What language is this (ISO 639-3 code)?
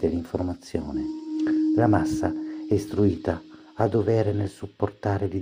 ita